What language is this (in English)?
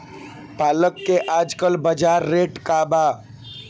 Bhojpuri